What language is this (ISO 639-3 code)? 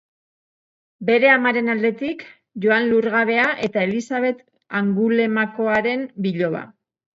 eus